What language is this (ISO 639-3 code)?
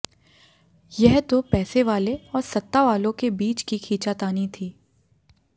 hin